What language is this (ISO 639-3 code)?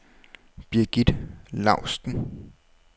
dan